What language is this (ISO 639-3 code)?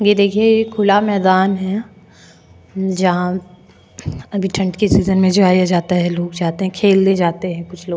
hin